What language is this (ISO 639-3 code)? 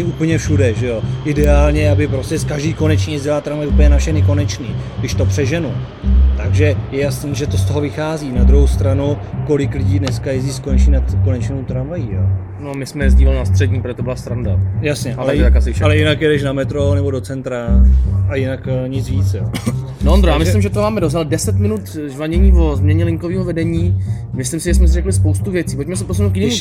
ces